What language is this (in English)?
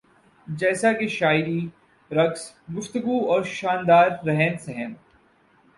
Urdu